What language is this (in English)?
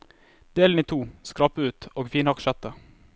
Norwegian